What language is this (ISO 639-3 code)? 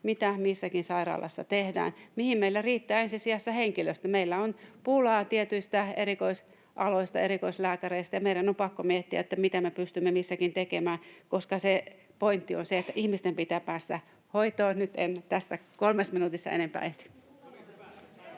fin